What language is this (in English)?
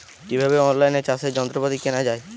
Bangla